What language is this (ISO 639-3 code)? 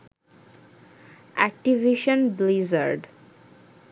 ben